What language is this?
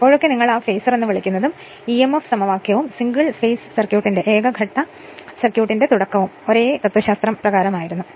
Malayalam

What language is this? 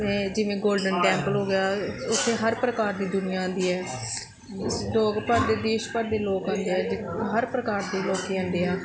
Punjabi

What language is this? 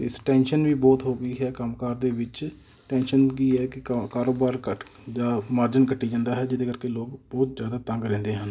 Punjabi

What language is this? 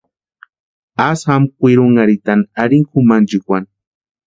Western Highland Purepecha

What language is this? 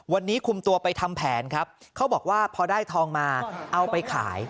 Thai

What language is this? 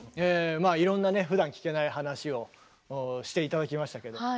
Japanese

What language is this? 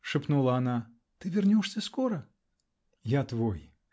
Russian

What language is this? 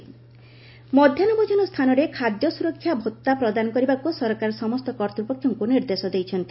Odia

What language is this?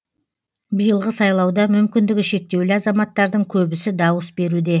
Kazakh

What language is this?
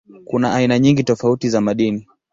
Swahili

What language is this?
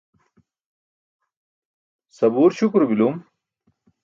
Burushaski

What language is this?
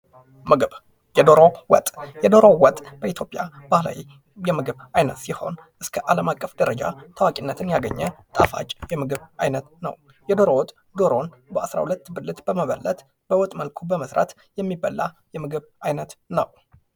Amharic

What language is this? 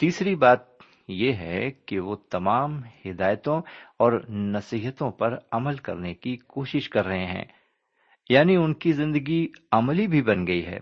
Urdu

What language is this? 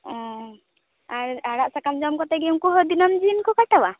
Santali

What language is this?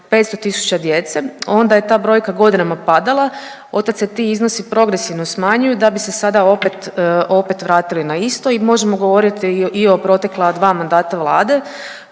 Croatian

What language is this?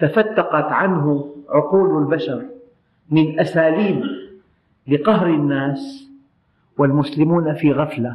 Arabic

